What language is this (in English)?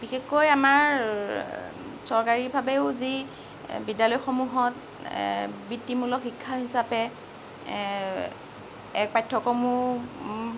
Assamese